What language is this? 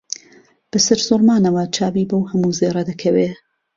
Central Kurdish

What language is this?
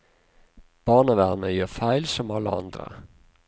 Norwegian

